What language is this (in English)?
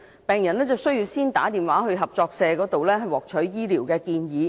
Cantonese